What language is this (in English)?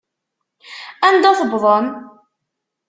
Kabyle